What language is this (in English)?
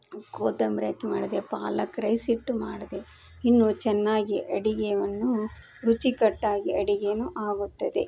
Kannada